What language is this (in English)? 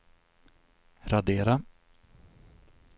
Swedish